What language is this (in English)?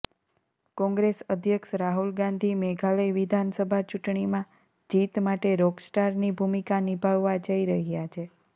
Gujarati